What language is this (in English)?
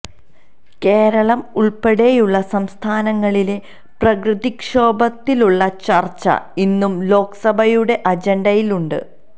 Malayalam